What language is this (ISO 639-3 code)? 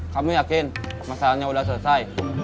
ind